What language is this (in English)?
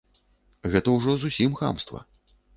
Belarusian